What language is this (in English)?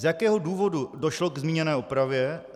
Czech